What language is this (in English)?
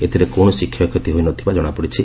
Odia